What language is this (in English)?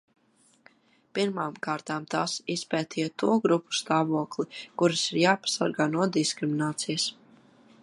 Latvian